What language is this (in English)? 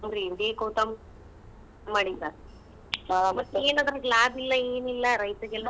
Kannada